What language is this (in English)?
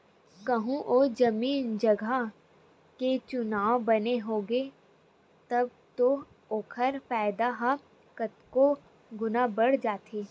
Chhattisgarhi